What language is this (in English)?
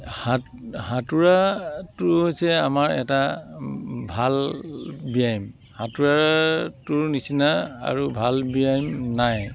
Assamese